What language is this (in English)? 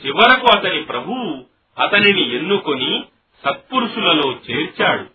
Telugu